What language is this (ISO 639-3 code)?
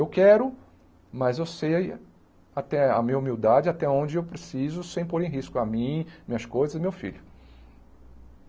por